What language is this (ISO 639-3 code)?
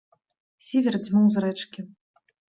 bel